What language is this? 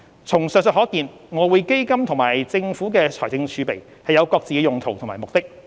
Cantonese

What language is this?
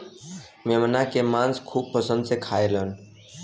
Bhojpuri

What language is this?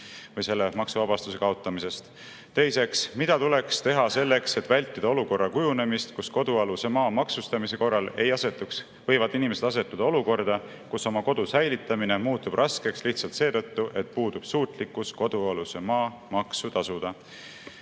Estonian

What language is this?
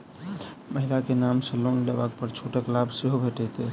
Maithili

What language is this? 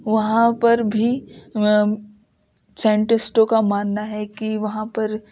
Urdu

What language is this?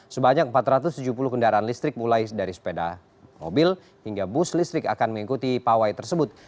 Indonesian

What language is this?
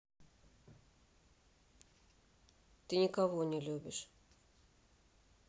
Russian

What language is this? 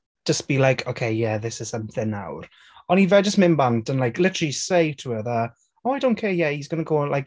Welsh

